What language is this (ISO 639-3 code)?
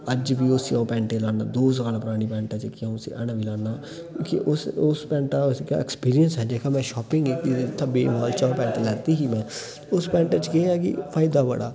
doi